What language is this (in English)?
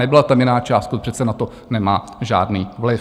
Czech